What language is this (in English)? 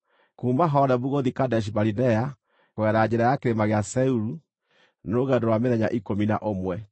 Kikuyu